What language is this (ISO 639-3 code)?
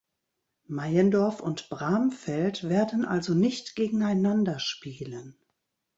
deu